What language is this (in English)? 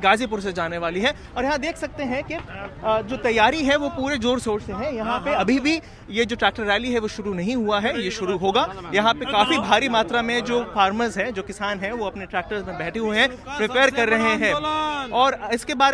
Hindi